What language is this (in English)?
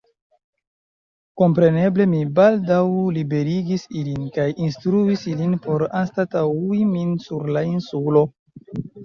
Esperanto